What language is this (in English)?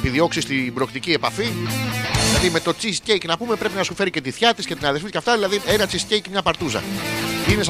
Greek